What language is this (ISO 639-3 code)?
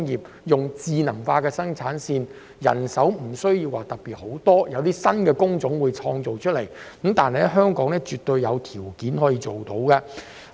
yue